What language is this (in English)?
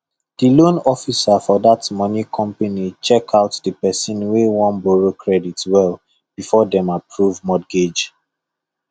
Nigerian Pidgin